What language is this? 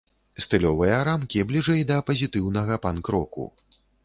Belarusian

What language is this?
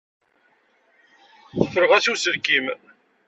Kabyle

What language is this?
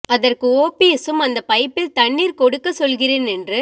Tamil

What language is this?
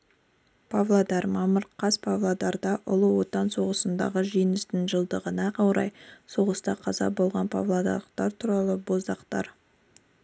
Kazakh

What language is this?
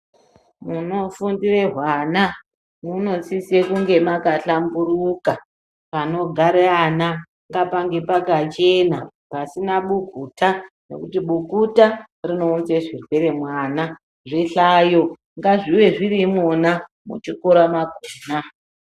Ndau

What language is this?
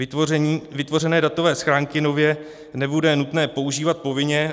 Czech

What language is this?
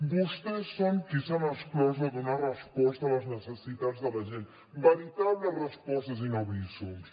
Catalan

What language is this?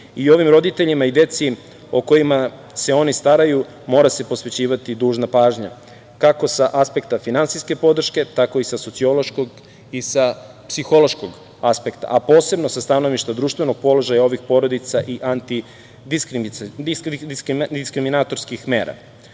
Serbian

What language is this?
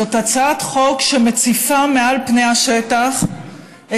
Hebrew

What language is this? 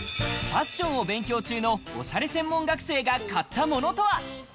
Japanese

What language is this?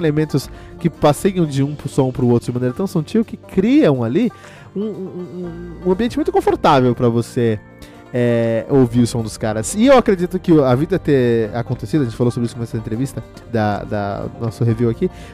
Portuguese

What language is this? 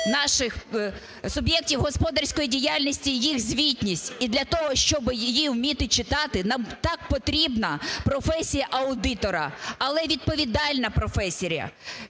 Ukrainian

